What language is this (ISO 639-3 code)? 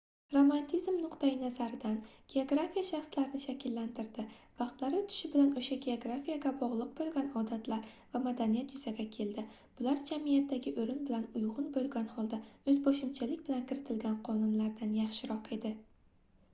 uzb